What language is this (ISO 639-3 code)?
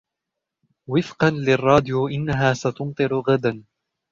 ara